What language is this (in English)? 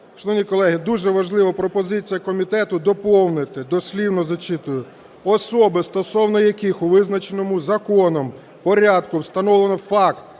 Ukrainian